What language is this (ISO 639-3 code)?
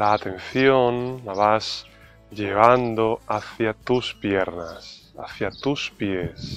spa